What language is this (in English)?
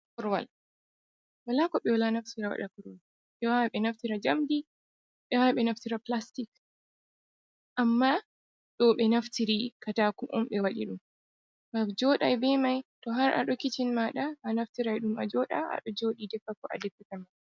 Fula